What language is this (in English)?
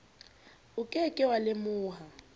Southern Sotho